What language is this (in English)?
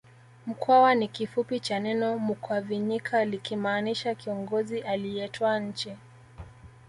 Swahili